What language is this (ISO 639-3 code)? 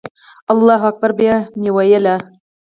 pus